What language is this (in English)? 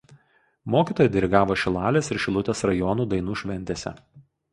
Lithuanian